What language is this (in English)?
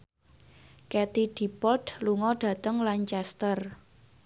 Javanese